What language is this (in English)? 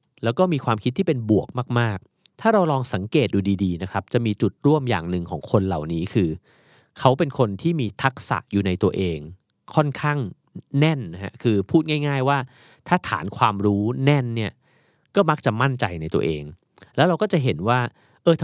Thai